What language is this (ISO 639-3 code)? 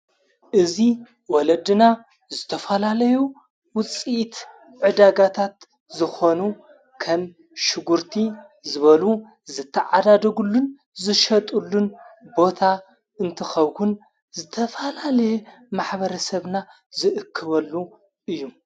tir